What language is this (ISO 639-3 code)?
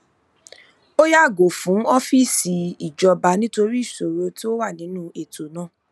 yor